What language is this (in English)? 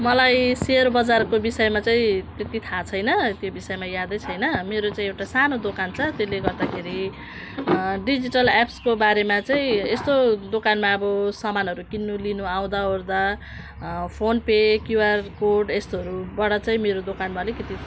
Nepali